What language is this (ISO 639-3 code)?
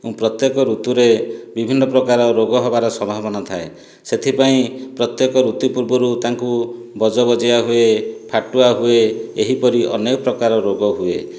ori